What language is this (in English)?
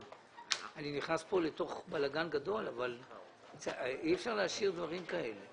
Hebrew